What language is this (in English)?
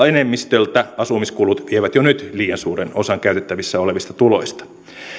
Finnish